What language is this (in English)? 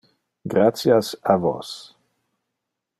Interlingua